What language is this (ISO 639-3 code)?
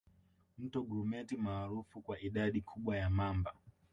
swa